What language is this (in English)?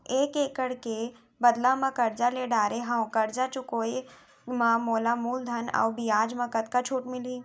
Chhattisgarhi